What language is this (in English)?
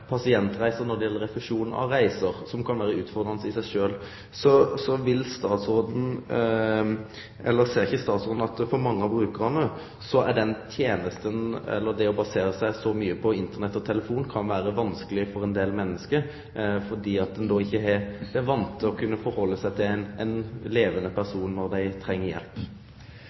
Norwegian Nynorsk